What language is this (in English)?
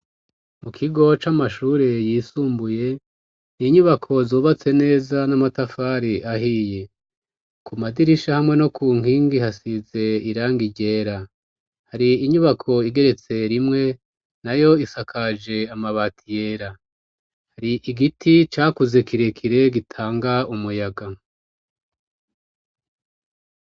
Rundi